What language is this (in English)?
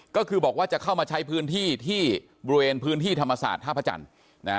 Thai